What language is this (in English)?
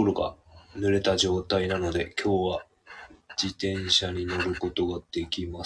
Japanese